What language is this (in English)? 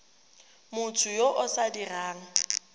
Tswana